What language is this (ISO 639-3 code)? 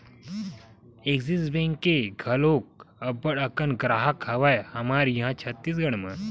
hne